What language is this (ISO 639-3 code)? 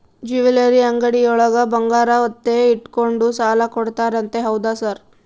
kan